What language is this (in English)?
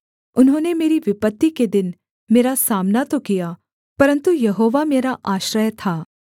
Hindi